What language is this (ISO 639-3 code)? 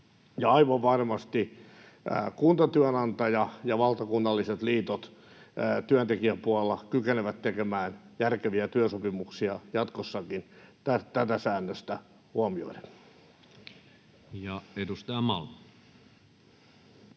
fin